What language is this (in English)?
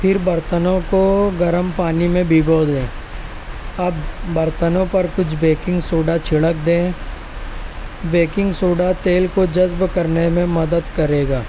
Urdu